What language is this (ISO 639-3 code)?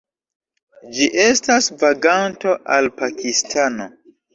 epo